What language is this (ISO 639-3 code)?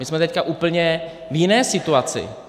ces